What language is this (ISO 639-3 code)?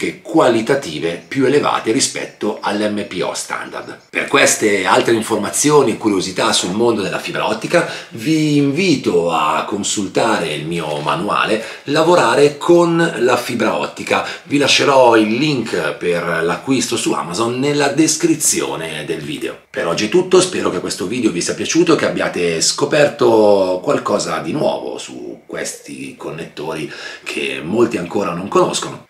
ita